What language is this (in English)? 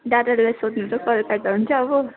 Nepali